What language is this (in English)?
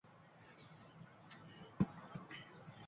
Uzbek